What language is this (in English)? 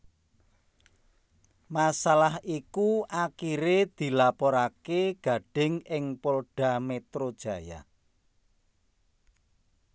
Javanese